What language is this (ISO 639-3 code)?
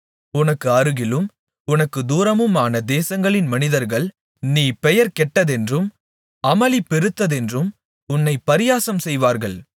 tam